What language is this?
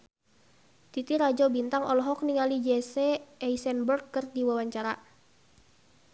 Sundanese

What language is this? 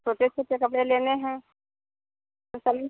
Hindi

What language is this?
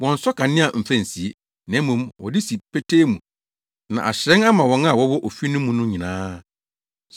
Akan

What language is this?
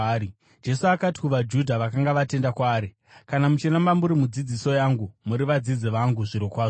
Shona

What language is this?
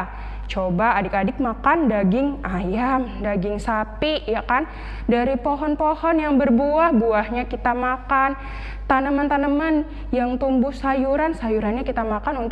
Indonesian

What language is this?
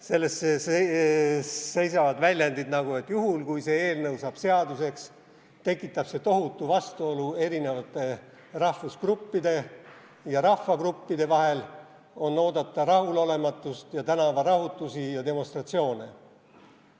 Estonian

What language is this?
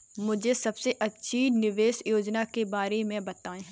Hindi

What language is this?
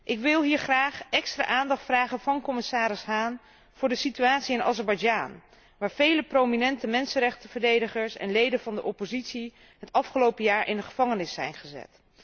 Dutch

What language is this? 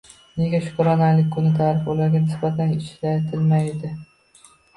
Uzbek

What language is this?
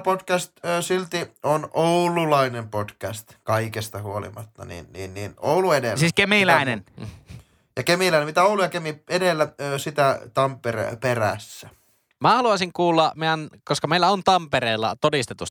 Finnish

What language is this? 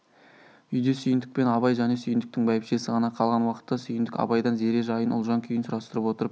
Kazakh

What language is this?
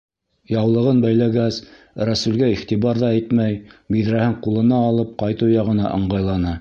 Bashkir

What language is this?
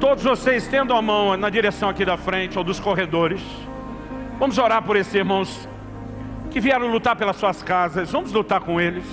Portuguese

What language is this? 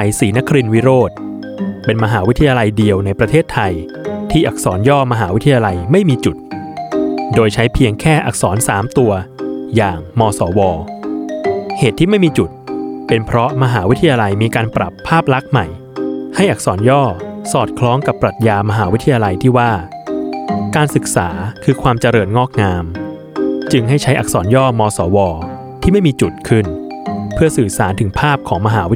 Thai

